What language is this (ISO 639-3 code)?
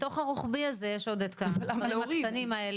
heb